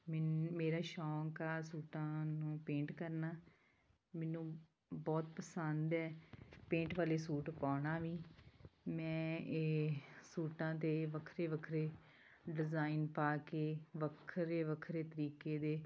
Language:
Punjabi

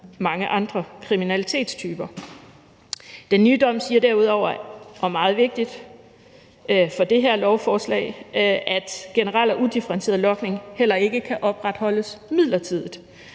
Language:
Danish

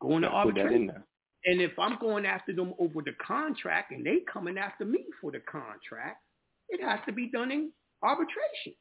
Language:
English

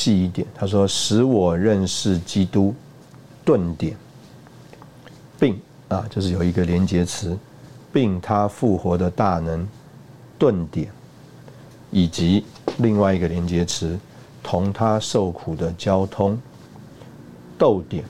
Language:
Chinese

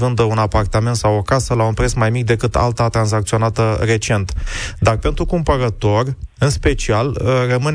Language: Romanian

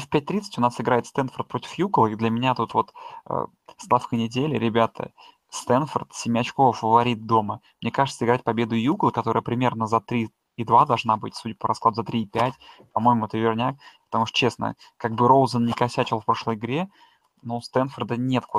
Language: Russian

